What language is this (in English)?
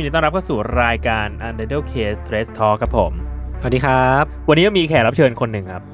Thai